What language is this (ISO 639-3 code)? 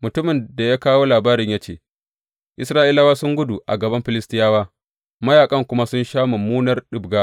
hau